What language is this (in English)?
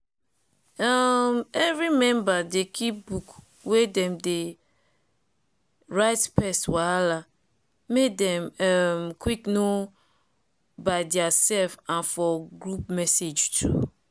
Nigerian Pidgin